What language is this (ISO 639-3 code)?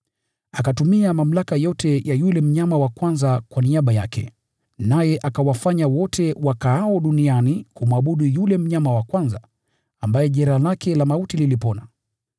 swa